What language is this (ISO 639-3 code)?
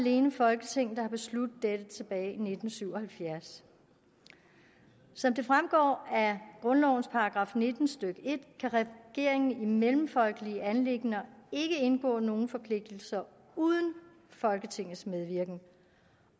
dan